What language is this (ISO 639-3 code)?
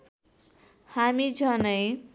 nep